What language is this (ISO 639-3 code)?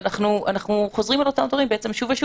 heb